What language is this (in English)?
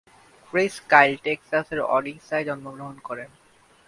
Bangla